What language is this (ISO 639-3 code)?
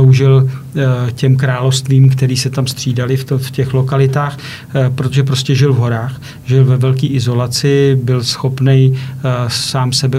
ces